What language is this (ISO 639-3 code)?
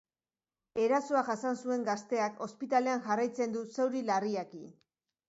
eus